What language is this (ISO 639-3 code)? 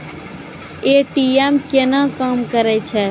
mai